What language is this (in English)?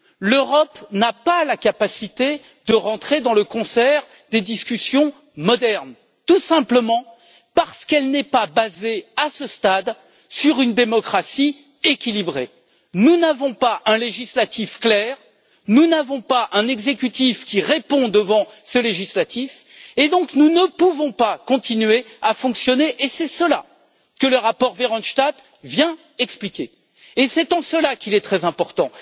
French